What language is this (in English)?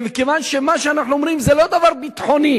Hebrew